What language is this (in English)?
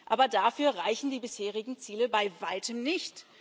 German